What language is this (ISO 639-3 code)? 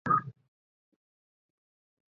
zho